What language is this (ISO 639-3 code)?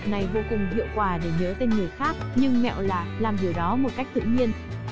vie